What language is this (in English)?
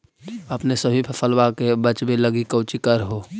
Magahi